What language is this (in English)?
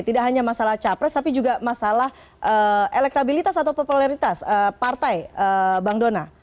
Indonesian